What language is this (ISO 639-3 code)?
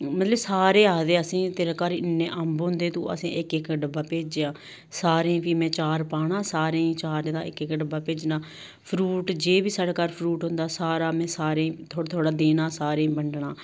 doi